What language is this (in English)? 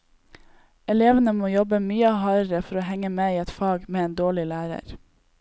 Norwegian